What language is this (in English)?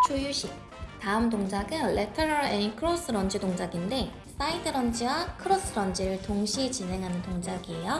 Korean